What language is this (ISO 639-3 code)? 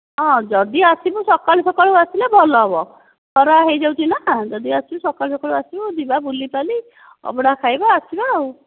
ori